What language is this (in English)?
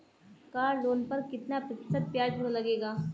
Hindi